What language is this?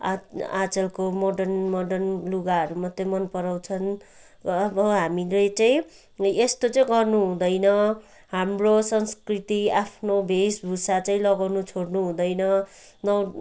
Nepali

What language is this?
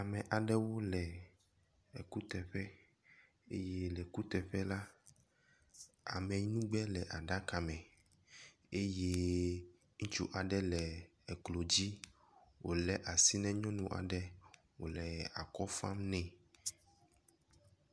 Ewe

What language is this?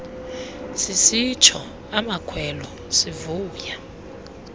Xhosa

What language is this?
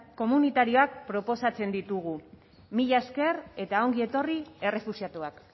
Basque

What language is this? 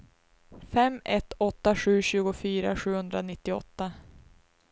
Swedish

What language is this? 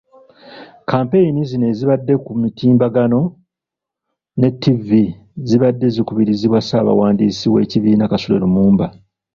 Ganda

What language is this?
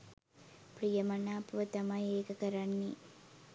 Sinhala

